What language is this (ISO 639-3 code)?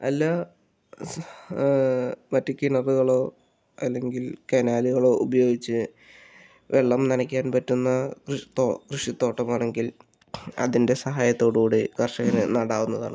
mal